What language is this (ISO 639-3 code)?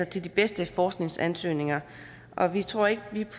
dan